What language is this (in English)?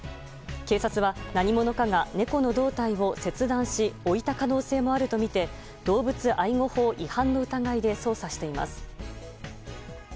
Japanese